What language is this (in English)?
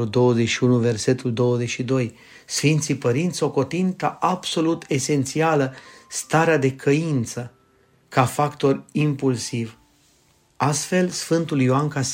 Romanian